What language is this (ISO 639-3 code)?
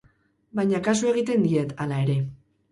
eus